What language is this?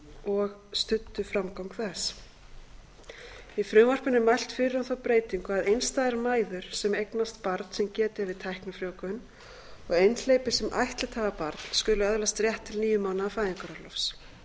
Icelandic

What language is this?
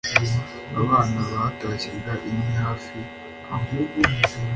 Kinyarwanda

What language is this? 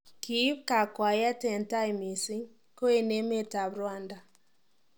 Kalenjin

